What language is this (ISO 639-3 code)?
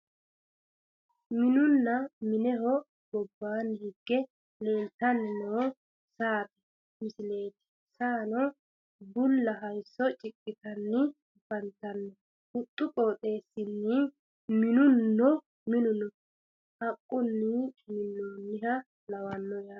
sid